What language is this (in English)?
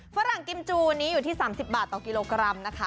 Thai